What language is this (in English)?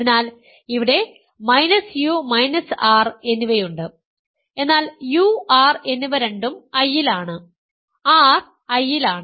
Malayalam